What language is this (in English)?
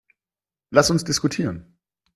German